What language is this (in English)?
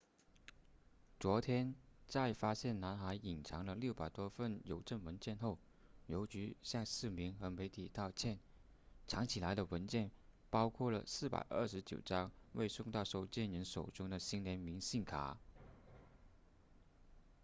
Chinese